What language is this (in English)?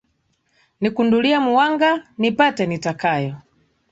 Swahili